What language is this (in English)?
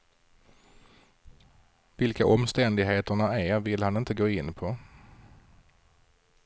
Swedish